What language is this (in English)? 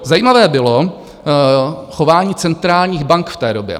Czech